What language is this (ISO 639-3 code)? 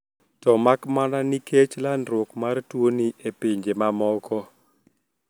luo